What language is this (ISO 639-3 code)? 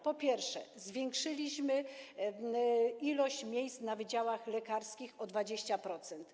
pol